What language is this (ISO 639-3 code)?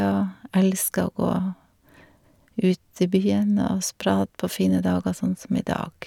nor